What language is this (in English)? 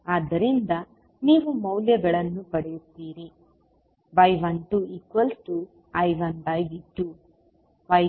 Kannada